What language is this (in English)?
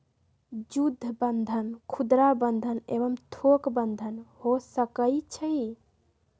Magahi